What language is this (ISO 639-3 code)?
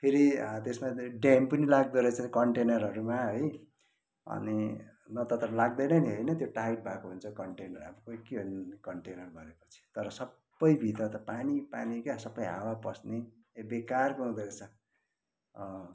nep